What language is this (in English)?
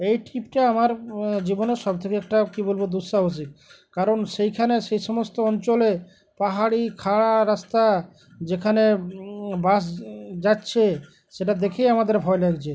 Bangla